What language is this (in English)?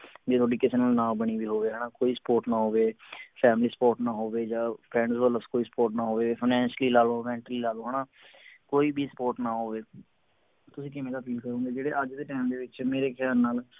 Punjabi